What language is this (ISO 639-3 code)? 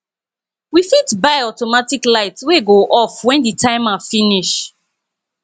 pcm